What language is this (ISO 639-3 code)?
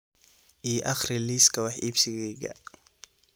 som